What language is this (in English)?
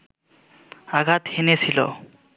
Bangla